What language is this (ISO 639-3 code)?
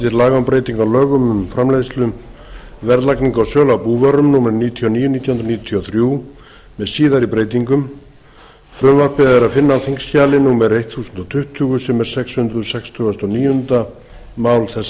isl